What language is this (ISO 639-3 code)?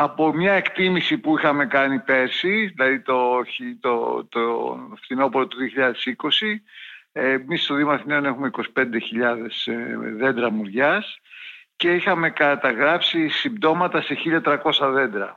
ell